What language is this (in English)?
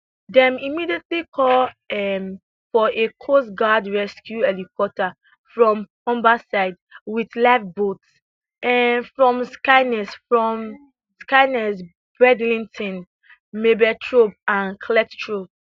Nigerian Pidgin